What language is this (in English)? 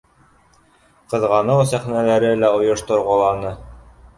Bashkir